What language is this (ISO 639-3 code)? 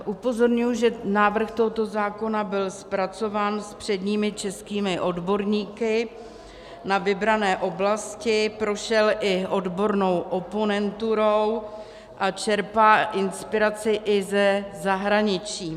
ces